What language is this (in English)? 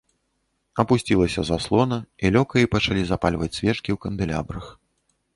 Belarusian